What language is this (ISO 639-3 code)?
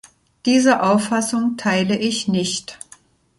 deu